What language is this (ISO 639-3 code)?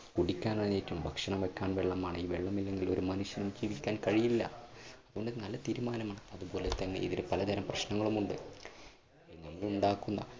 mal